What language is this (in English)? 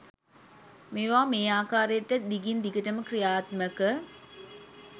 Sinhala